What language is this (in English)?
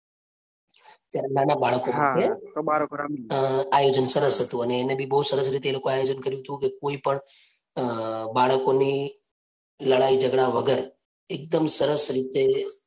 Gujarati